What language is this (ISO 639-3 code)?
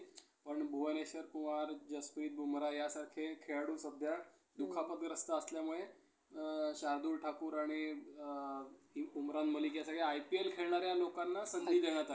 mar